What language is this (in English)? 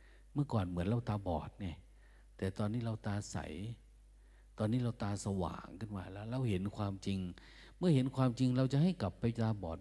Thai